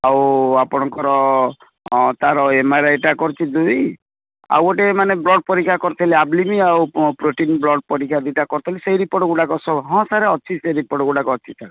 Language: Odia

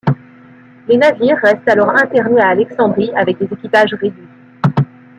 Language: French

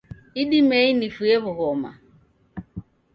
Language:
Taita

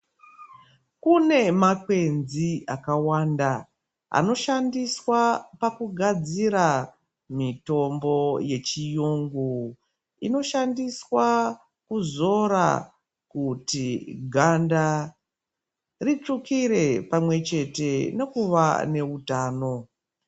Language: Ndau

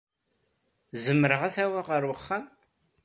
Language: Kabyle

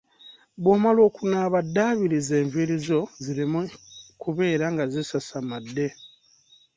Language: Ganda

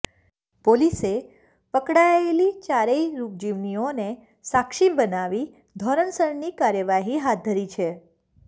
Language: Gujarati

